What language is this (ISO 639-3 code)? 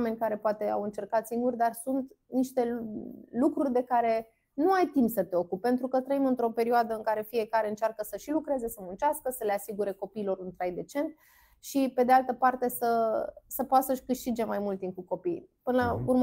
ron